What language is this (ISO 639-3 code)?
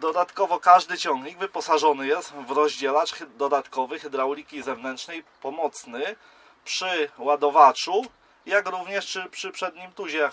pol